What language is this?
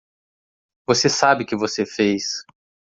Portuguese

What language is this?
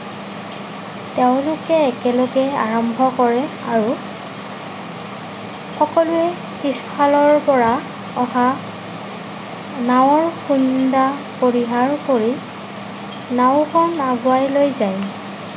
Assamese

